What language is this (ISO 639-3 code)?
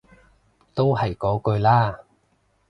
yue